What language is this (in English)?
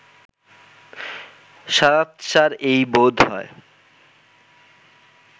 Bangla